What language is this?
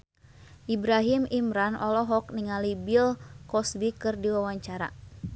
Sundanese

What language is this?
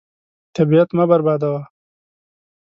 Pashto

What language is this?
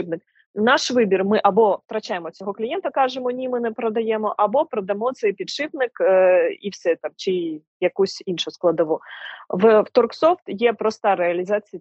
Ukrainian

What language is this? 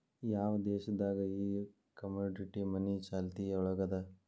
Kannada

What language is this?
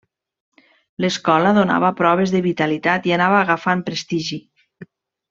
Catalan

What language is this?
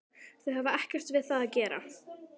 Icelandic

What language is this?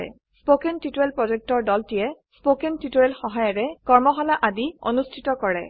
Assamese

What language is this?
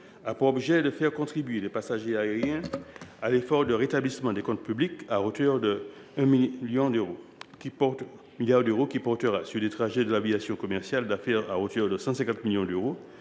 French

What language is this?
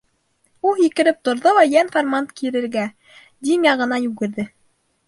Bashkir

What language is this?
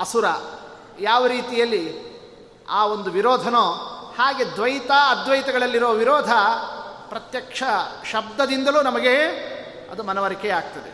Kannada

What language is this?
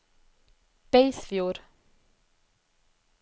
Norwegian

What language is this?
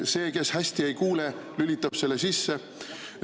Estonian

